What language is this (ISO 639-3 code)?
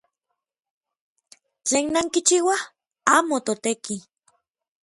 nlv